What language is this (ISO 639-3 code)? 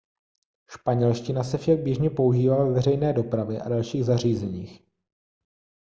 ces